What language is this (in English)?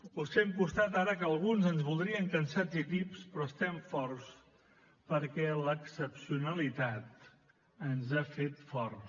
Catalan